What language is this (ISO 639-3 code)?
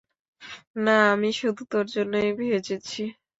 ben